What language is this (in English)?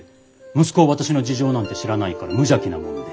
Japanese